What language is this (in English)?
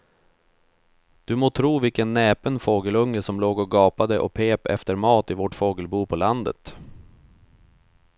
Swedish